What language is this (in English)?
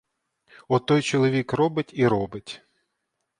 Ukrainian